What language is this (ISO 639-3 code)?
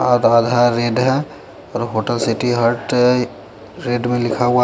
hin